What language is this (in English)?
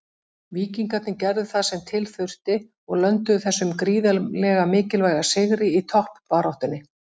Icelandic